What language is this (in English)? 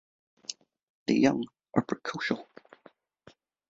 English